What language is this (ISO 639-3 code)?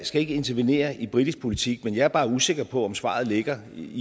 dan